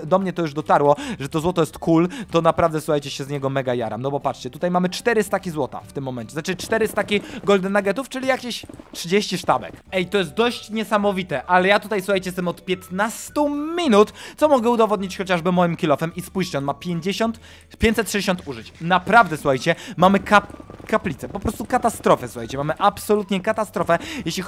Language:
Polish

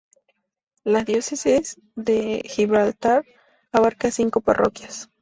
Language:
Spanish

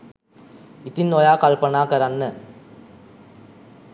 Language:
Sinhala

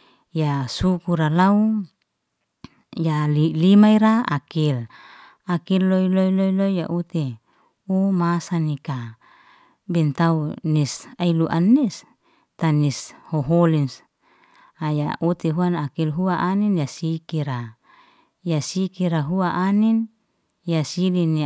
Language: Liana-Seti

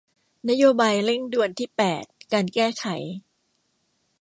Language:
Thai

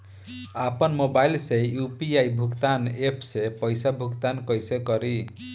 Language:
Bhojpuri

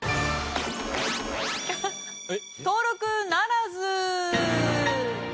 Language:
Japanese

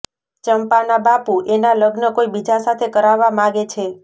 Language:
Gujarati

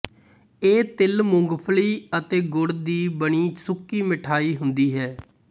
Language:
Punjabi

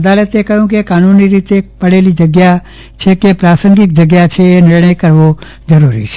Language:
Gujarati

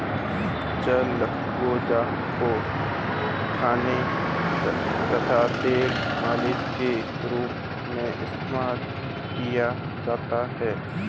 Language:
Hindi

